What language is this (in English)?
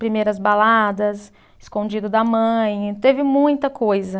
Portuguese